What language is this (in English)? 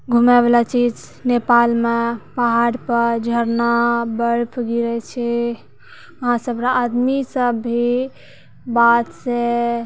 Maithili